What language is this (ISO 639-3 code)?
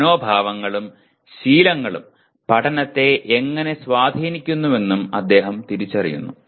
mal